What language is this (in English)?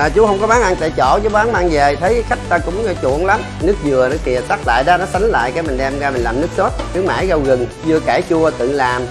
Vietnamese